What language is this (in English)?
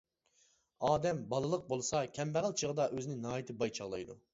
Uyghur